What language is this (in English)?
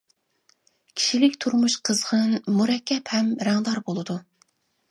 Uyghur